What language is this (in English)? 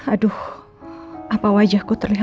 Indonesian